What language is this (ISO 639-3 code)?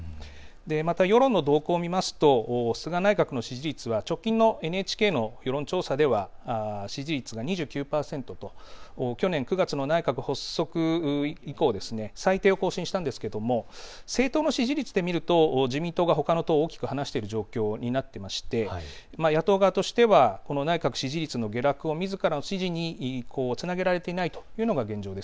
jpn